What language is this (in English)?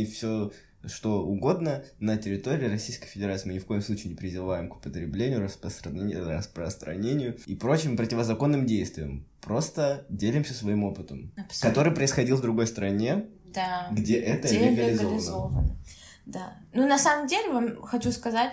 Russian